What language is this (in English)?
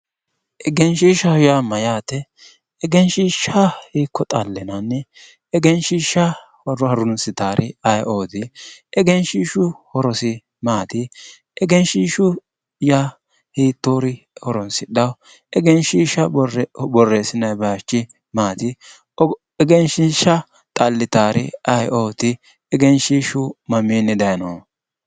Sidamo